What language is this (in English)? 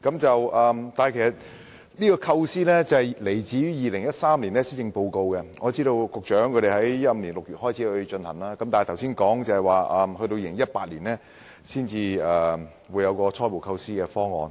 Cantonese